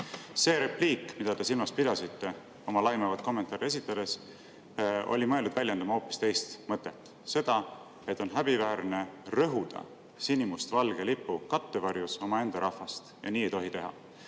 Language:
Estonian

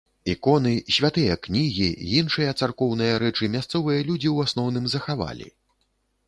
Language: Belarusian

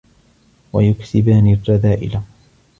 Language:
Arabic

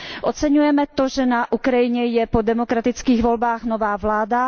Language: Czech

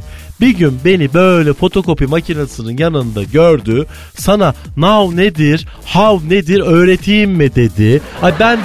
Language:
Turkish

